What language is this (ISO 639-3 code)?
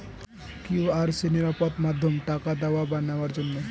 ben